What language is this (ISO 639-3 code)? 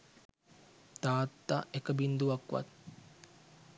sin